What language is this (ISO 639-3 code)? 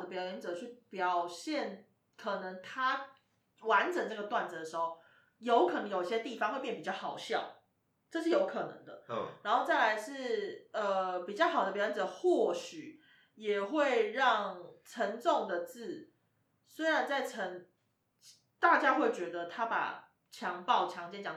zho